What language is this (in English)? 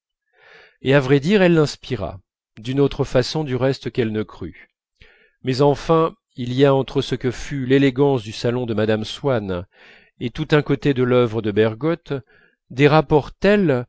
French